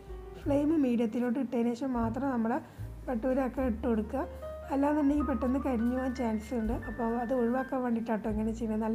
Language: Malayalam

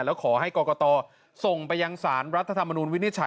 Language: Thai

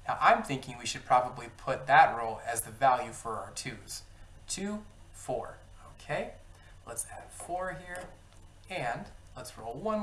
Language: English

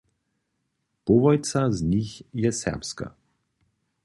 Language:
Upper Sorbian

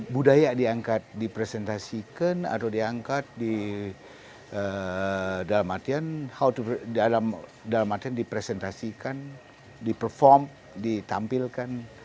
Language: Indonesian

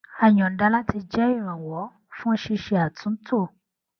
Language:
Yoruba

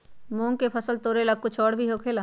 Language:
Magahi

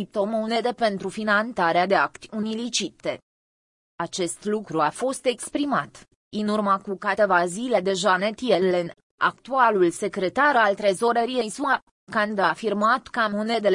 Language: Romanian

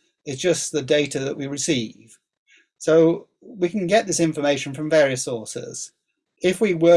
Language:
English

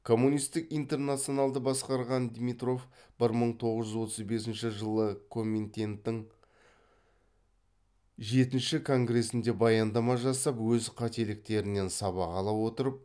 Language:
Kazakh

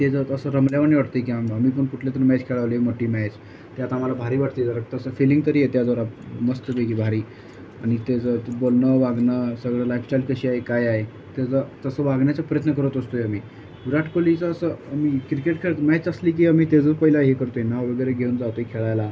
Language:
Marathi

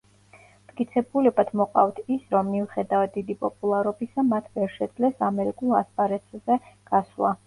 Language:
Georgian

